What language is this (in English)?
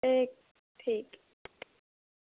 Dogri